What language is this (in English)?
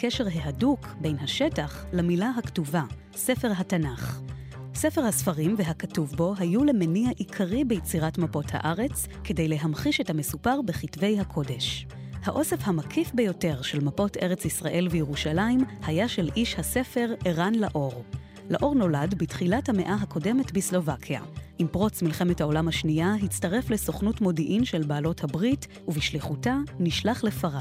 Hebrew